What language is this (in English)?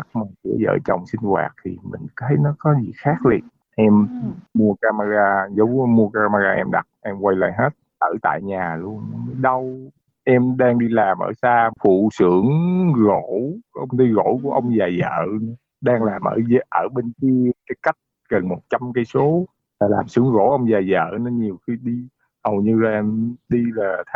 Vietnamese